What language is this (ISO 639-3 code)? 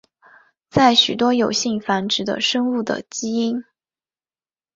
zho